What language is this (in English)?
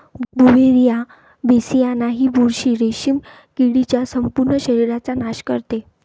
Marathi